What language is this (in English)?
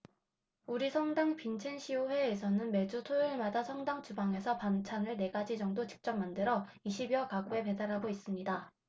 Korean